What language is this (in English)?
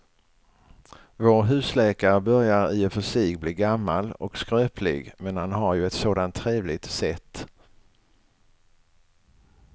Swedish